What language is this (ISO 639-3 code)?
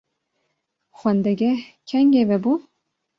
kur